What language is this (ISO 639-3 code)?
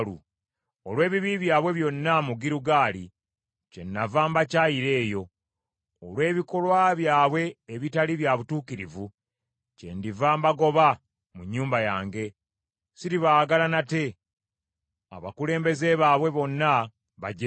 lug